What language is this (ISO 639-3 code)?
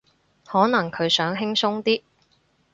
yue